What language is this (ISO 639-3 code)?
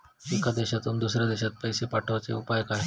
mar